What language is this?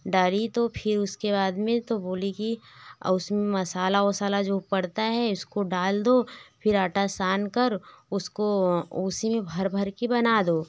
Hindi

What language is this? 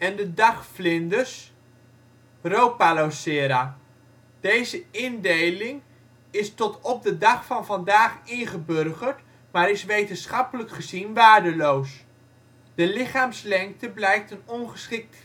Dutch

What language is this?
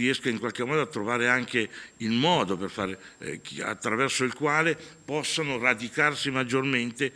Italian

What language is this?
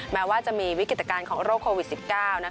Thai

